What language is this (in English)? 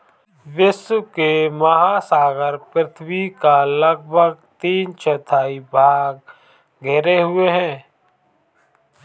Hindi